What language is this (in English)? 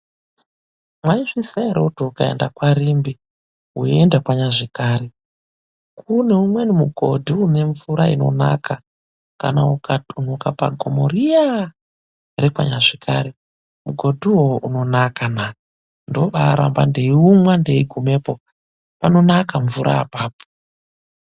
Ndau